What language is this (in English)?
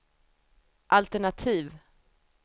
Swedish